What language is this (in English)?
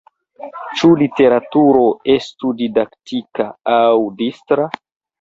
Esperanto